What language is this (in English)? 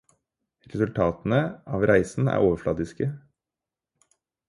Norwegian Bokmål